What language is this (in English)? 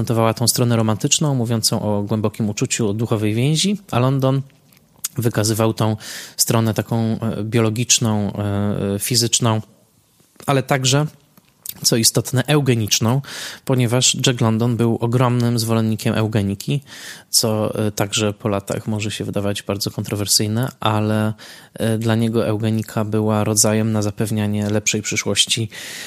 Polish